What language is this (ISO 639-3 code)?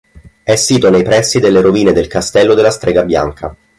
ita